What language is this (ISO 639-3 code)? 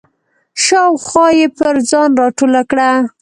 pus